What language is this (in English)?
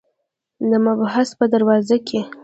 Pashto